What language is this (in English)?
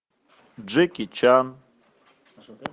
Russian